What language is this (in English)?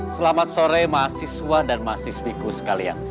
Indonesian